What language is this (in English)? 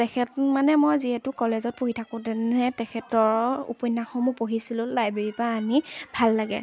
Assamese